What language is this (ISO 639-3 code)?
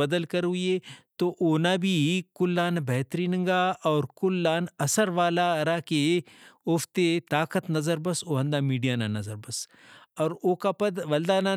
brh